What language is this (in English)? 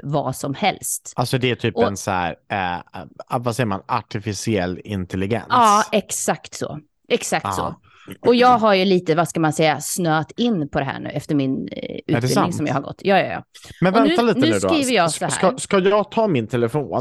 Swedish